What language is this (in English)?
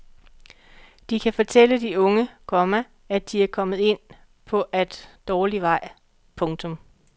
Danish